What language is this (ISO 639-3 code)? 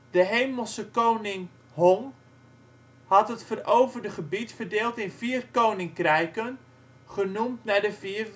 nld